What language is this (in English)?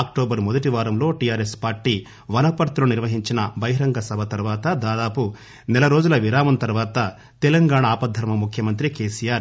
Telugu